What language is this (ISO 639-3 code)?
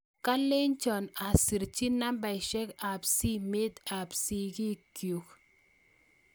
kln